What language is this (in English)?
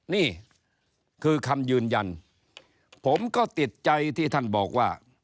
Thai